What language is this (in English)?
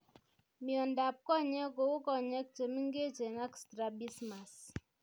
Kalenjin